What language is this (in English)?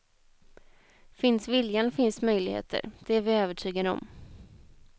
Swedish